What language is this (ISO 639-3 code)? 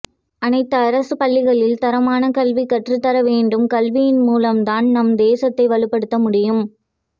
tam